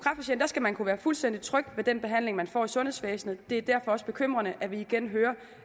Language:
Danish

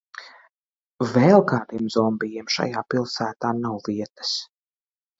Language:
Latvian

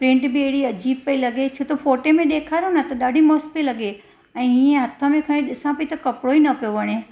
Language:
Sindhi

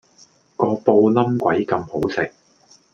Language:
Cantonese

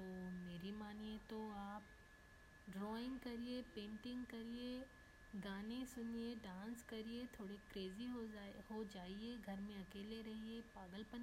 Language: Hindi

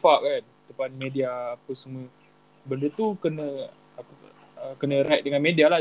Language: Malay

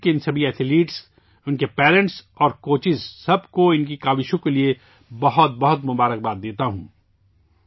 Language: Urdu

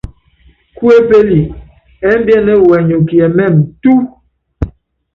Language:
Yangben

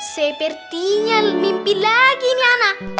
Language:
Indonesian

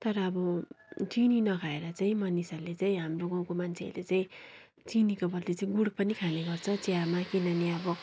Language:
Nepali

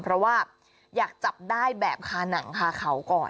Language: Thai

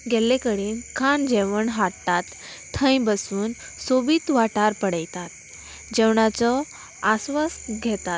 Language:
Konkani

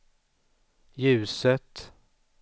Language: Swedish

